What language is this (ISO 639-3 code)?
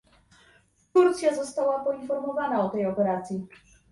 pol